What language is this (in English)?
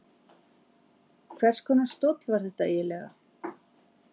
Icelandic